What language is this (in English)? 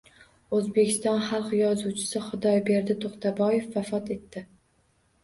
Uzbek